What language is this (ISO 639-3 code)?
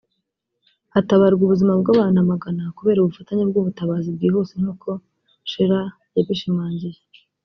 kin